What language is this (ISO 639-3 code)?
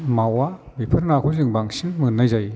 brx